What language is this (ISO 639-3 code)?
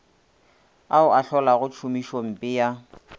nso